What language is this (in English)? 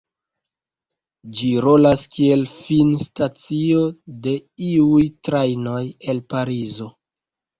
Esperanto